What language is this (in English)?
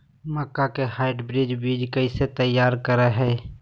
Magahi